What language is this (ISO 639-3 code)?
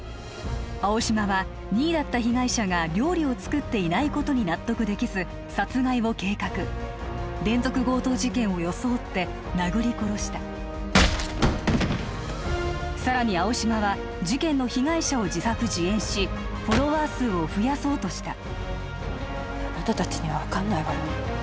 jpn